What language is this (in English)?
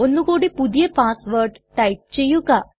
Malayalam